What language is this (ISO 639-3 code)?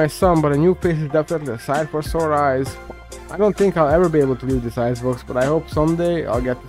eng